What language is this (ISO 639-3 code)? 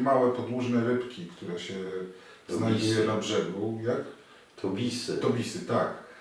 pol